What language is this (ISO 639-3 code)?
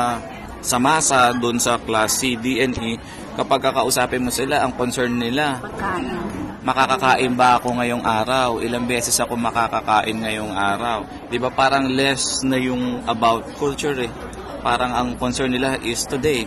fil